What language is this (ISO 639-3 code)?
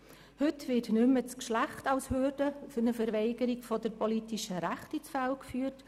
gsw